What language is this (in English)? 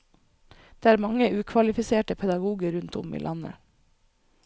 Norwegian